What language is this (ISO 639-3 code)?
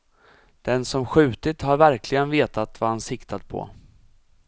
swe